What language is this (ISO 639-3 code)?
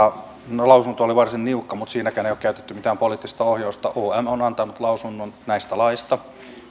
fin